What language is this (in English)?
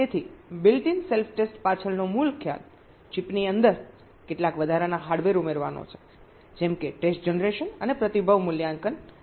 Gujarati